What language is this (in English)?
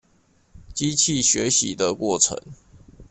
Chinese